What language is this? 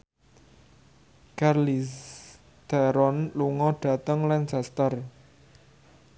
Javanese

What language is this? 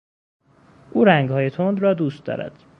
Persian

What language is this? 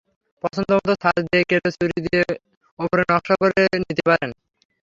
Bangla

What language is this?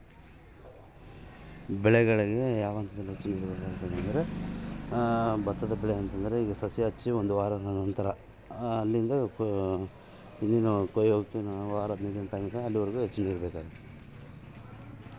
Kannada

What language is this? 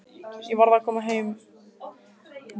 Icelandic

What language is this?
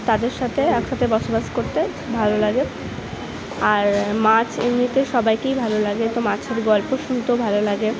Bangla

